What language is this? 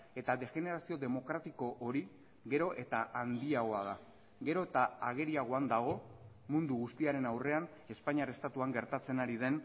Basque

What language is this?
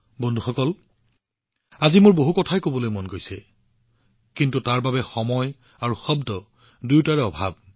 Assamese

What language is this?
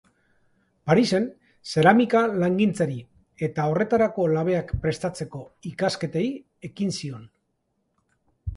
Basque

